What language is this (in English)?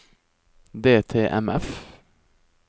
Norwegian